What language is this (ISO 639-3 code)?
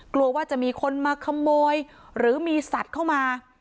tha